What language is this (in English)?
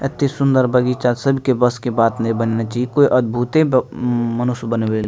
Maithili